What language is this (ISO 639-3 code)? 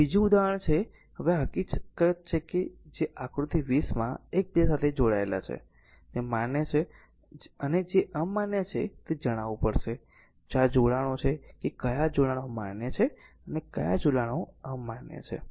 guj